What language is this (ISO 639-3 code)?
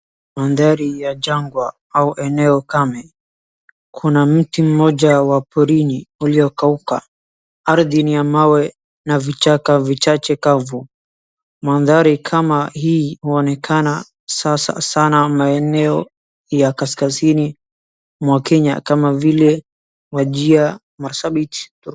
swa